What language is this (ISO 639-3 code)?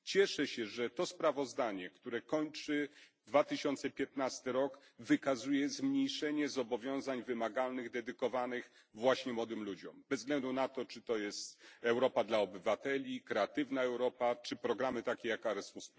pol